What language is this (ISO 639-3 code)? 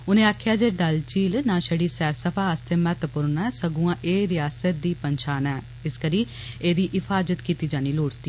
doi